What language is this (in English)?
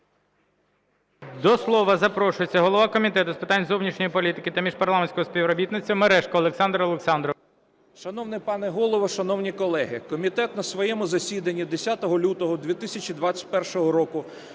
Ukrainian